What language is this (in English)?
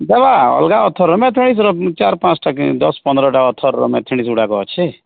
Odia